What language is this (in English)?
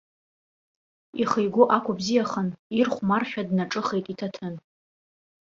Abkhazian